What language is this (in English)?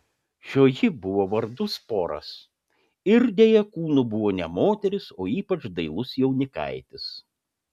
Lithuanian